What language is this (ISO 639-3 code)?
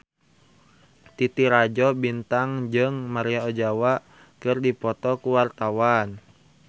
sun